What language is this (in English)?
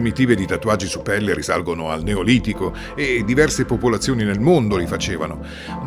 Italian